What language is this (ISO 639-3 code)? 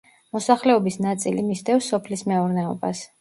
kat